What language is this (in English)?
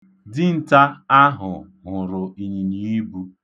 Igbo